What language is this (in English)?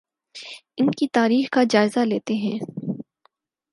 Urdu